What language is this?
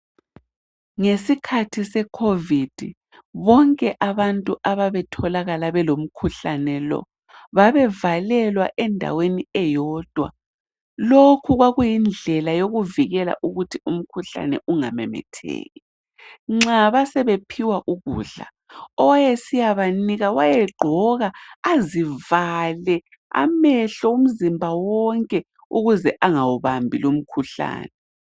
North Ndebele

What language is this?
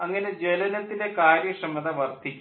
Malayalam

